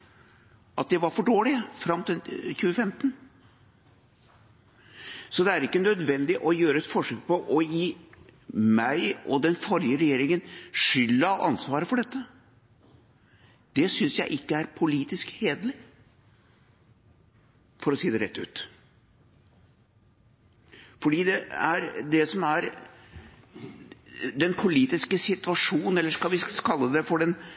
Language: Norwegian Bokmål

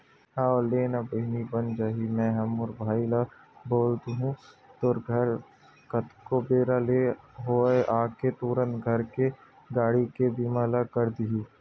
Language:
Chhattisgarhi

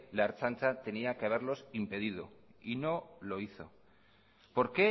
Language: Spanish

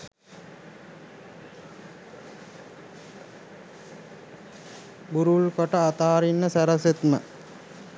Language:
Sinhala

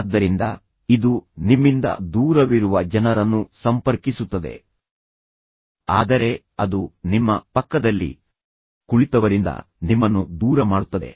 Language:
Kannada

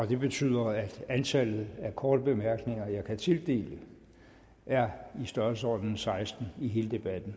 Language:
Danish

